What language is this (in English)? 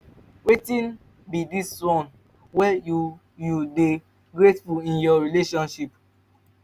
Nigerian Pidgin